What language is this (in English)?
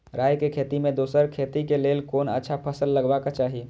Maithili